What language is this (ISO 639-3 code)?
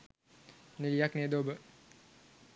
sin